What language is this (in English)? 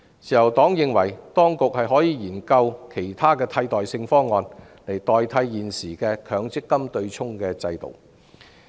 Cantonese